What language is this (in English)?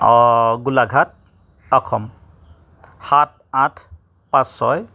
Assamese